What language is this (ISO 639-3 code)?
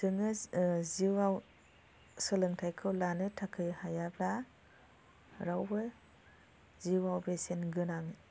brx